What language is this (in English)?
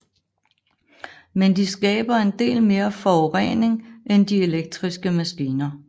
Danish